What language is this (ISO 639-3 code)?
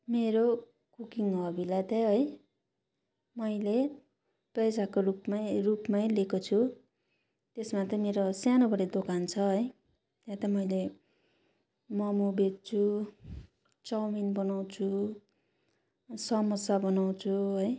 nep